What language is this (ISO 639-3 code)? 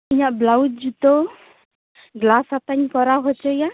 sat